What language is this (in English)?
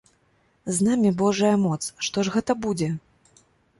Belarusian